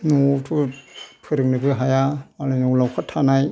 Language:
Bodo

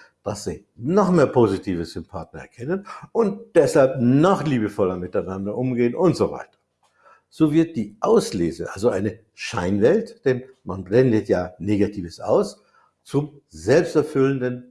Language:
German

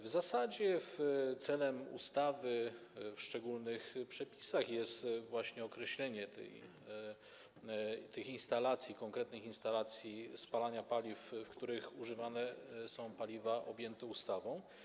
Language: Polish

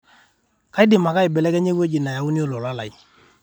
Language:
Masai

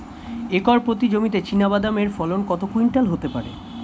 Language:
Bangla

